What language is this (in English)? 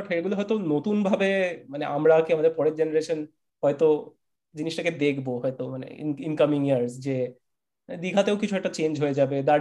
Bangla